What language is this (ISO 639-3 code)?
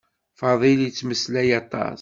kab